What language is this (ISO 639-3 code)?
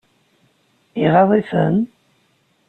kab